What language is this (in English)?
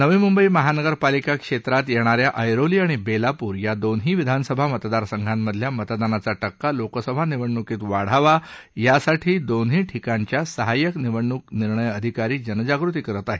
Marathi